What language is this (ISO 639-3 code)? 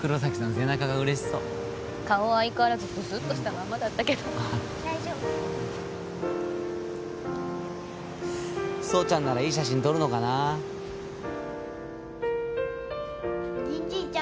jpn